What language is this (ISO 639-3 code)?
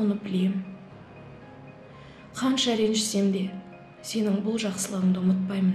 tur